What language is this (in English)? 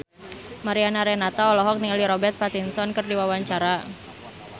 Sundanese